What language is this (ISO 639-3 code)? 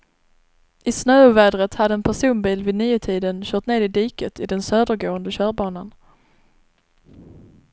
swe